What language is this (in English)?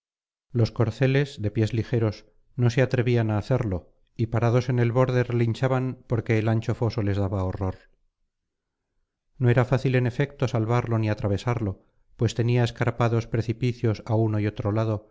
Spanish